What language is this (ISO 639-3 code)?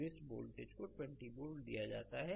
hin